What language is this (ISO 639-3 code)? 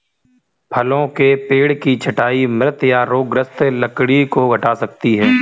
hin